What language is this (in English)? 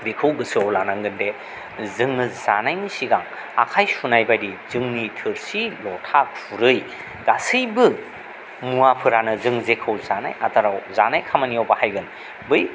Bodo